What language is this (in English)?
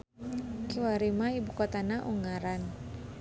Sundanese